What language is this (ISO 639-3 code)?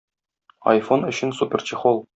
tat